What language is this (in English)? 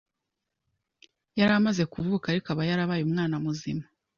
Kinyarwanda